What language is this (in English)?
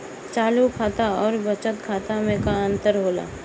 Bhojpuri